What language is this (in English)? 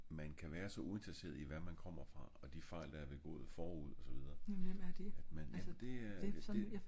Danish